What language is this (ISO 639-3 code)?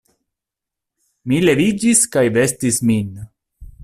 epo